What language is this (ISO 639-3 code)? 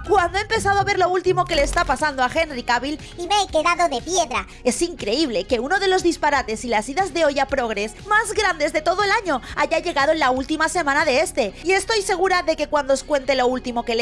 spa